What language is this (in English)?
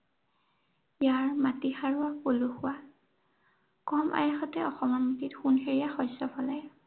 Assamese